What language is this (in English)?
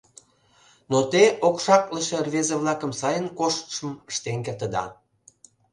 Mari